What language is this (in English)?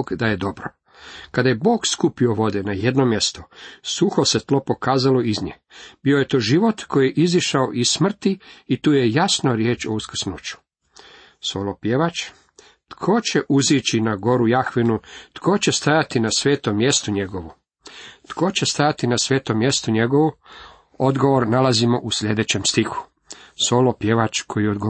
Croatian